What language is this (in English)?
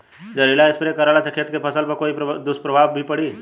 Bhojpuri